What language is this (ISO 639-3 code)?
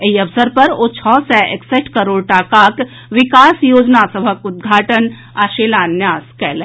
mai